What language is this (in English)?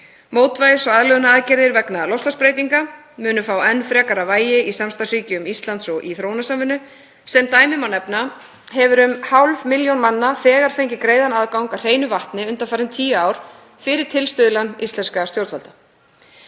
Icelandic